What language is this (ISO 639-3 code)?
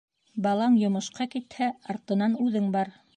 bak